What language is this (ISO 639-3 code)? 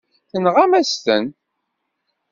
kab